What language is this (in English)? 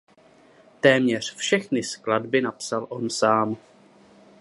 Czech